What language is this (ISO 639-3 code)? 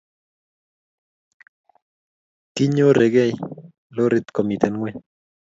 kln